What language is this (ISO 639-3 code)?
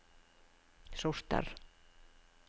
nor